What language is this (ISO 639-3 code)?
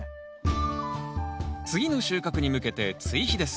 jpn